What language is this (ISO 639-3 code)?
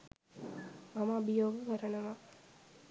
sin